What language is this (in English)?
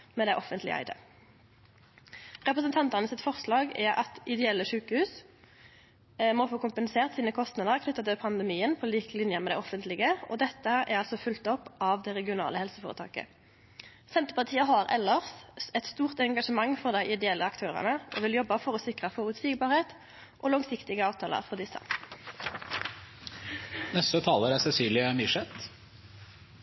Norwegian Nynorsk